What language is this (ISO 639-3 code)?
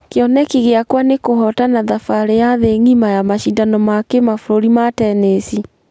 kik